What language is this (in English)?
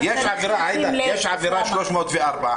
Hebrew